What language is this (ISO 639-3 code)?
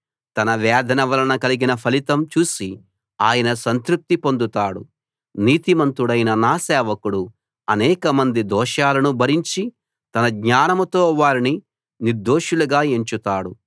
tel